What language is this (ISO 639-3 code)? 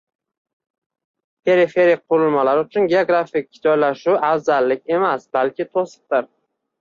uzb